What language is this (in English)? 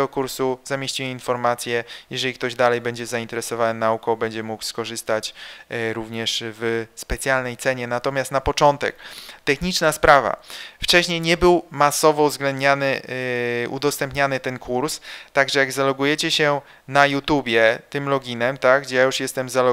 Polish